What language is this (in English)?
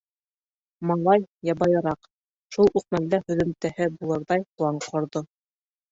Bashkir